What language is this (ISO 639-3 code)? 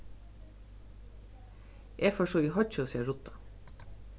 fao